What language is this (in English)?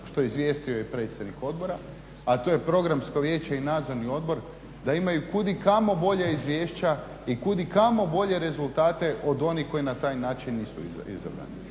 Croatian